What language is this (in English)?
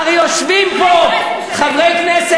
Hebrew